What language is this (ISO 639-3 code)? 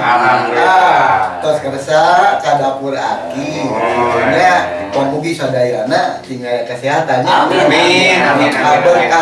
ind